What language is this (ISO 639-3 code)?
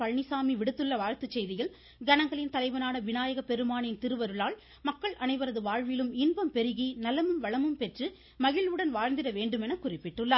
tam